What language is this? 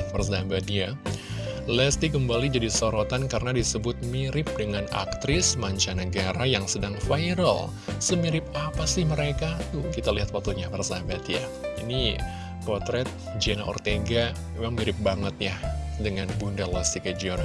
Indonesian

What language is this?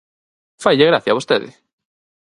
Galician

